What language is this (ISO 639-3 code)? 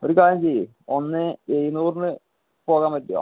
mal